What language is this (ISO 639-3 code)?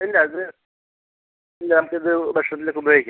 mal